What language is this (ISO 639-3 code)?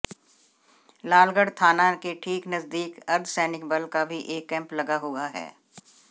hin